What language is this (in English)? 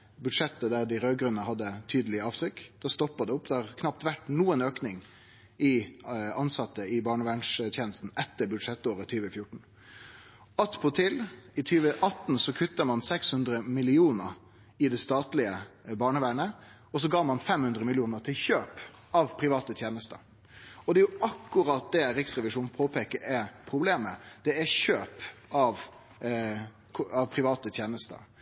Norwegian Nynorsk